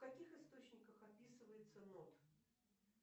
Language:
Russian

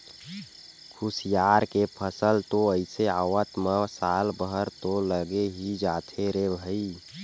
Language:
Chhattisgarhi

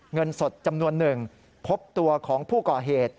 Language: Thai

